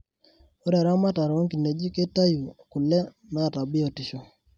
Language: Masai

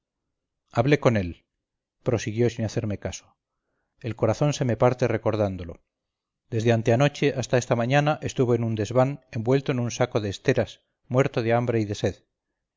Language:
Spanish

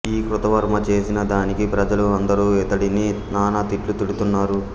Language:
Telugu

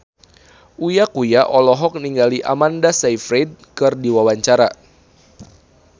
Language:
Sundanese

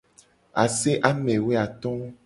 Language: Gen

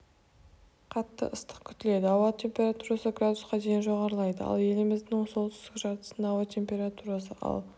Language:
Kazakh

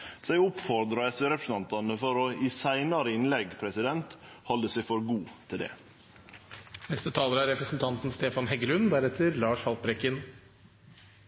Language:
Norwegian Nynorsk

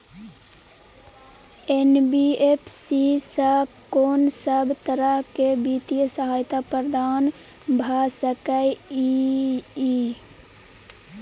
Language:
Maithili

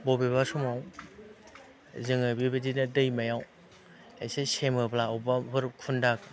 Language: Bodo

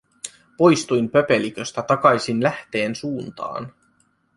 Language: Finnish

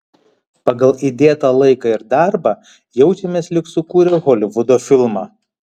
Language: Lithuanian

